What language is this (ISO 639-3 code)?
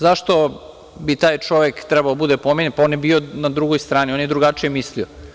srp